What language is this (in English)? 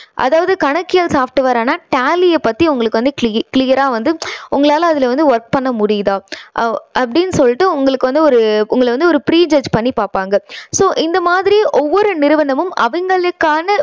Tamil